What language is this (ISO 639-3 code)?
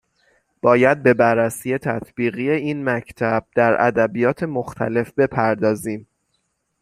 fas